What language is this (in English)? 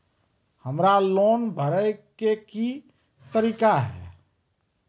Maithili